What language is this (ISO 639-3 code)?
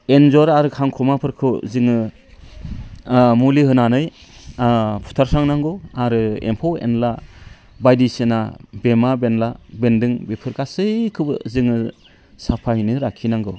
brx